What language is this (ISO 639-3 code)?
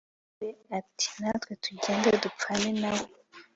kin